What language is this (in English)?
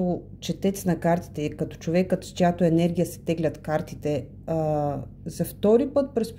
Bulgarian